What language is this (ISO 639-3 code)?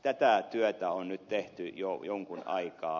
fin